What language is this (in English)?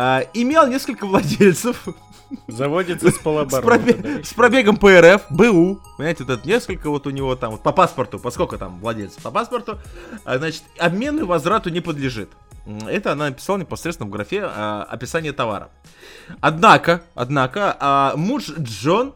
Russian